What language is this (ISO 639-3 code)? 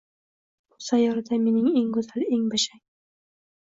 uzb